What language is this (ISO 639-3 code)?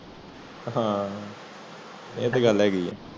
pan